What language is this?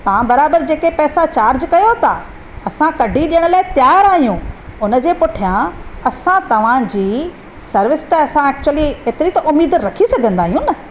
Sindhi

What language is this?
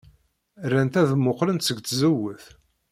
Kabyle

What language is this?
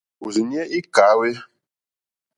Mokpwe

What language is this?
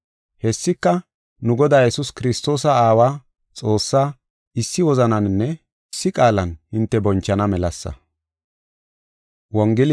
Gofa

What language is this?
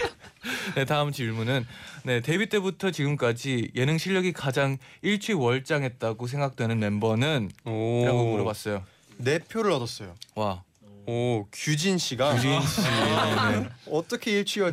Korean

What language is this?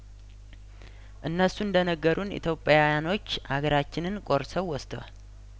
Amharic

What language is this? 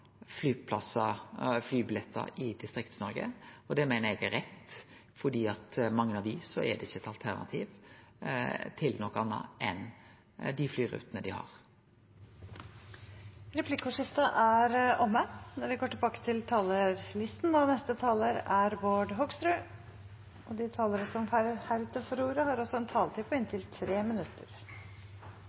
Norwegian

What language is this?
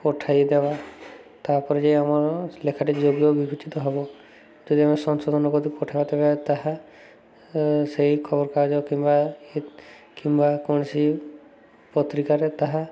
Odia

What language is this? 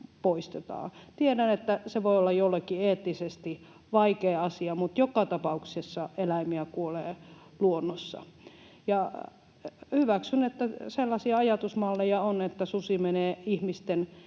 Finnish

